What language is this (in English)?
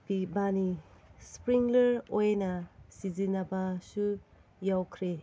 Manipuri